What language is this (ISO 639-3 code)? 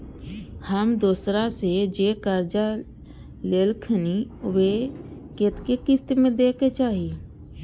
mai